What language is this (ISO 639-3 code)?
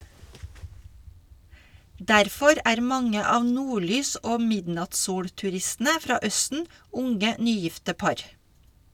nor